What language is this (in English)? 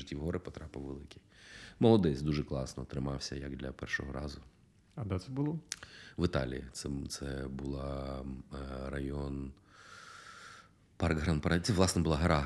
Ukrainian